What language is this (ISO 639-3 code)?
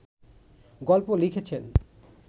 ben